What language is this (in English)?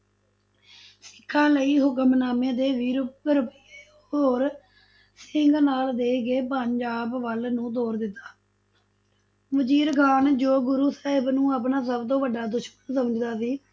Punjabi